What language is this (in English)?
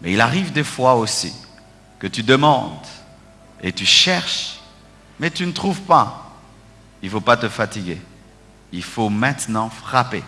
French